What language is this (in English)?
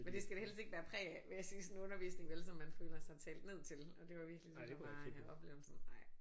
Danish